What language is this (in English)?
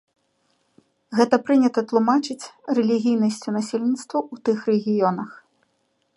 Belarusian